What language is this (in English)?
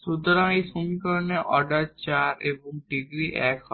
Bangla